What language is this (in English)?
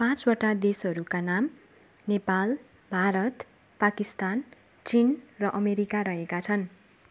Nepali